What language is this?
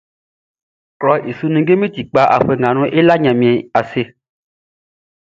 Baoulé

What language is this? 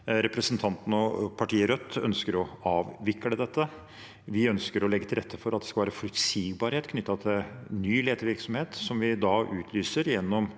Norwegian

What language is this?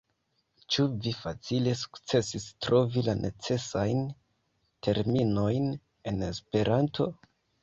Esperanto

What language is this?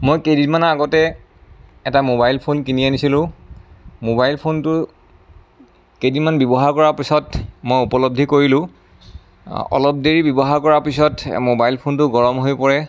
Assamese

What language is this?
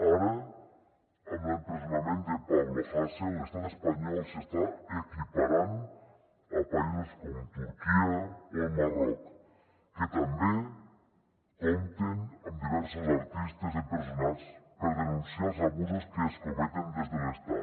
Catalan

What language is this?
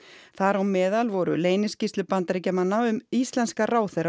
Icelandic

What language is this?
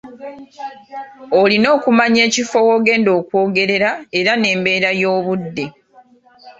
Ganda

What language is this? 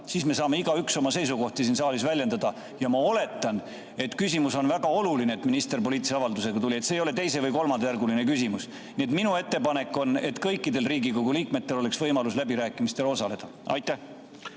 Estonian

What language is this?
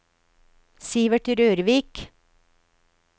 Norwegian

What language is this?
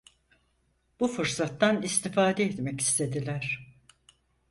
Turkish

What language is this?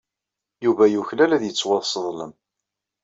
Kabyle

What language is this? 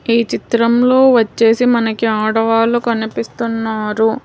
Telugu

